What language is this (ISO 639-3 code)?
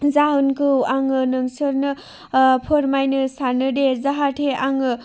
brx